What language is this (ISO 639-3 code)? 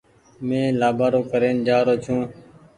gig